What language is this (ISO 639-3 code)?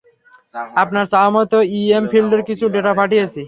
ben